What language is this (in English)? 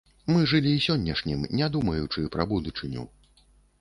Belarusian